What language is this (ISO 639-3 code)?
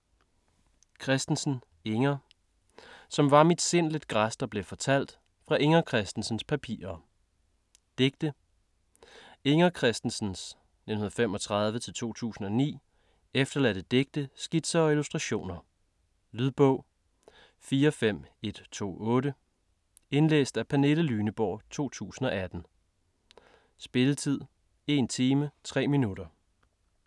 dan